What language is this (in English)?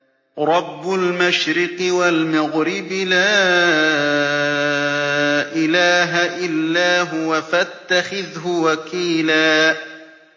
Arabic